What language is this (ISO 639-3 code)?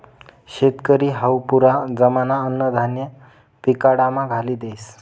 mar